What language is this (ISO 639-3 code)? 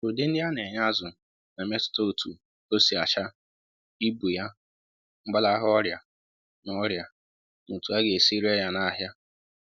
ibo